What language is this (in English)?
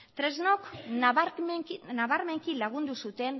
Basque